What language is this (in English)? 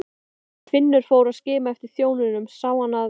Icelandic